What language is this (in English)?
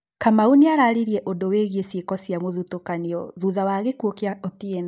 Kikuyu